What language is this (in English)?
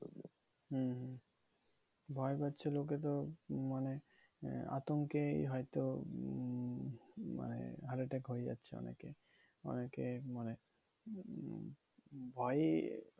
Bangla